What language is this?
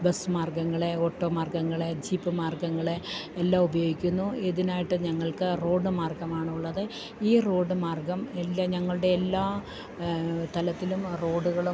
Malayalam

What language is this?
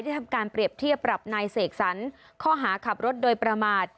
Thai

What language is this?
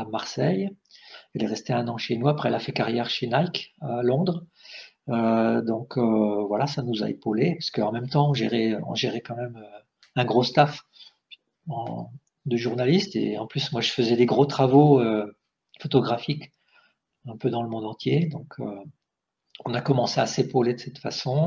French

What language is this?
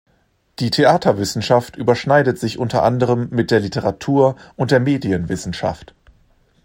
German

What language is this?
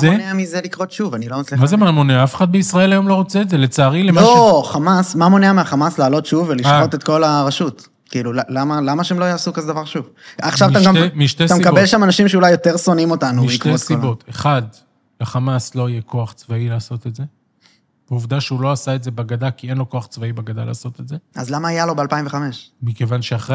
Hebrew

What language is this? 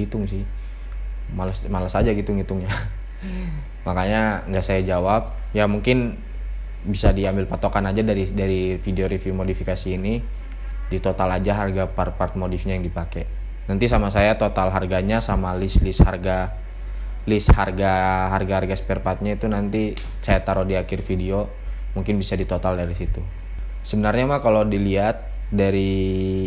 Indonesian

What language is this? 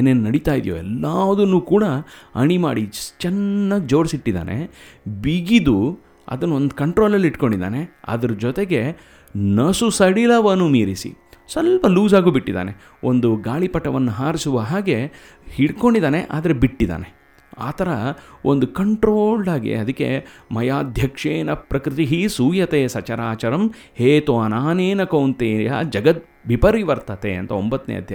Kannada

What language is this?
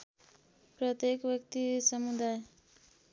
Nepali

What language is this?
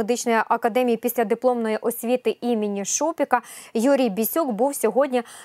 Ukrainian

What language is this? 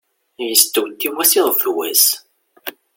Kabyle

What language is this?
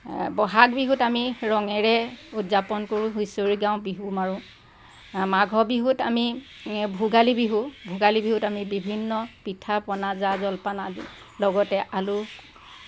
Assamese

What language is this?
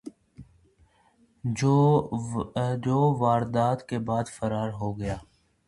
Urdu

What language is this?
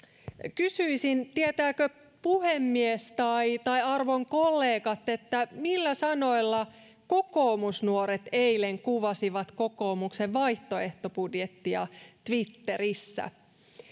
Finnish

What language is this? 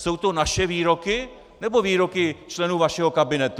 Czech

